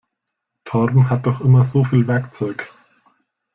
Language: German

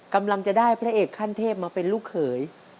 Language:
Thai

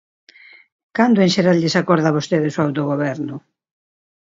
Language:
Galician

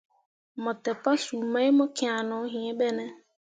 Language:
Mundang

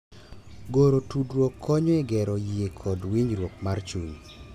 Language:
Luo (Kenya and Tanzania)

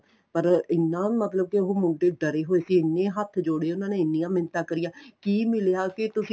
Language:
Punjabi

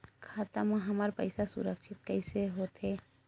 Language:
Chhattisgarhi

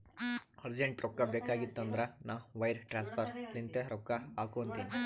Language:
Kannada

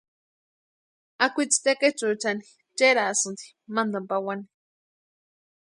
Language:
Western Highland Purepecha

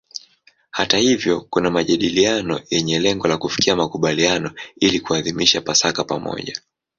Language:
Swahili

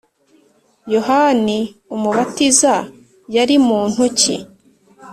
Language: Kinyarwanda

